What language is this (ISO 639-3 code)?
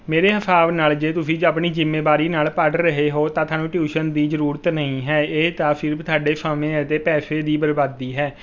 pan